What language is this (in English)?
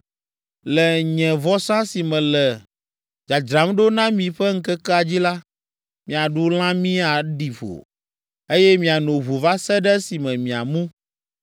Ewe